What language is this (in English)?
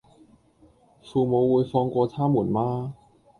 Cantonese